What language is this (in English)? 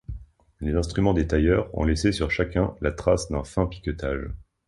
French